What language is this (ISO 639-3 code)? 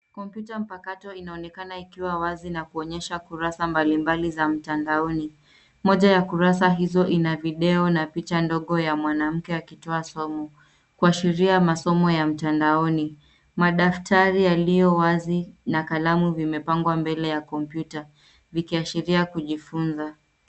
swa